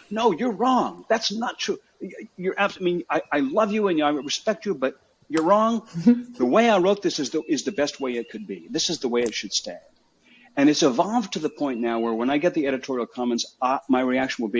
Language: English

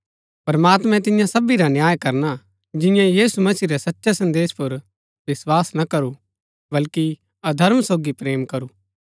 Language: Gaddi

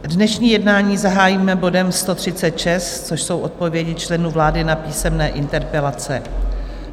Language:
Czech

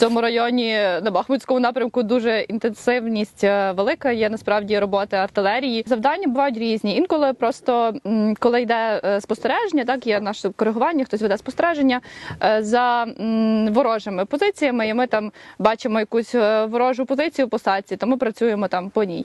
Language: Ukrainian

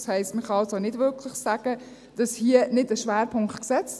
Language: Swiss German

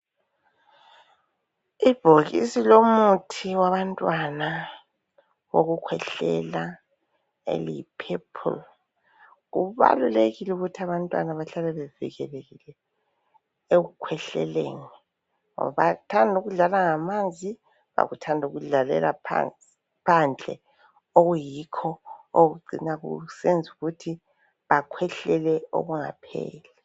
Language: North Ndebele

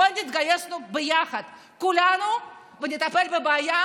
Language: Hebrew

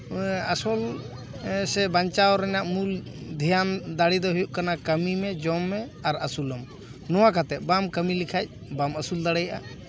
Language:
Santali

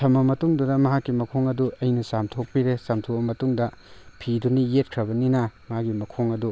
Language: Manipuri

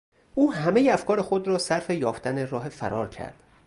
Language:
Persian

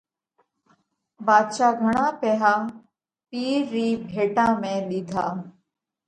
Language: Parkari Koli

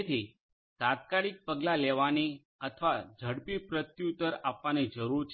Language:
Gujarati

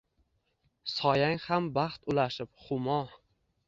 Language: Uzbek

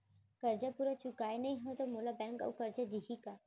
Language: Chhattisgarhi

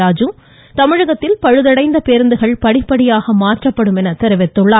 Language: Tamil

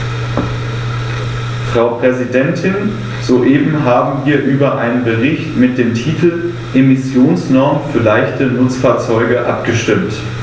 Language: German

